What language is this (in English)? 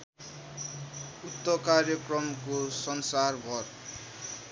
Nepali